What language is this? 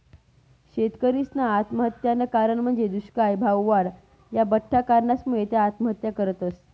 Marathi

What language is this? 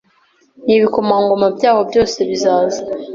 Kinyarwanda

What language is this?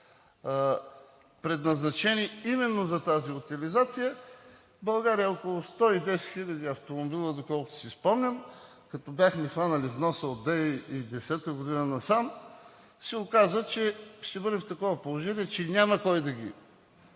Bulgarian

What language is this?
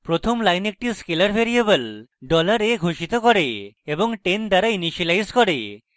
Bangla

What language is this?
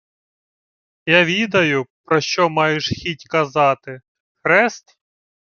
Ukrainian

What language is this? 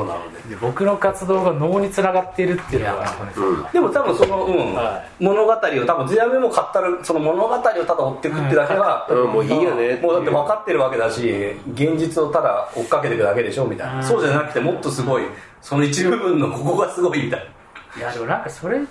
Japanese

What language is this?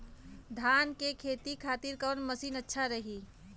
Bhojpuri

